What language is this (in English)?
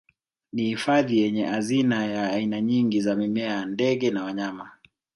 Swahili